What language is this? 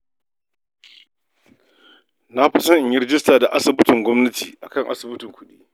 Hausa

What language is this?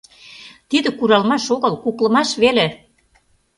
Mari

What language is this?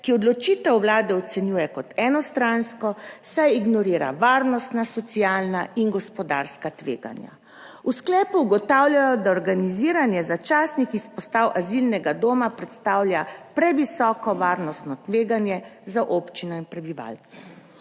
Slovenian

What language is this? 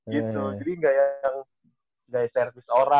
Indonesian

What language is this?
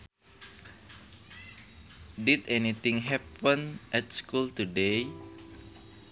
Sundanese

